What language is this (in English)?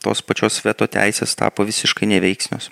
Lithuanian